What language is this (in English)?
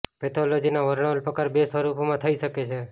Gujarati